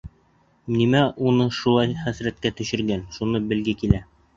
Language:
Bashkir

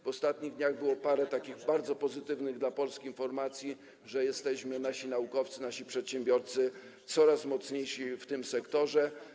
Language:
Polish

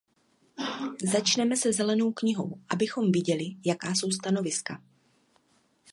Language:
Czech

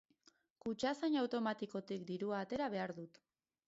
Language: Basque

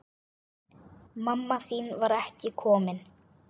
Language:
Icelandic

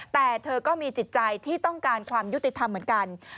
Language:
Thai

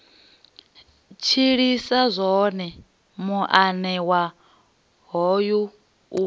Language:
Venda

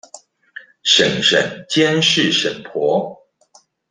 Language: Chinese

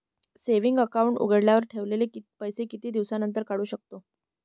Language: Marathi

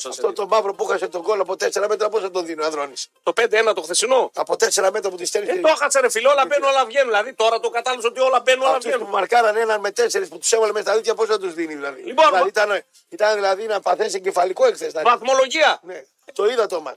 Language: Greek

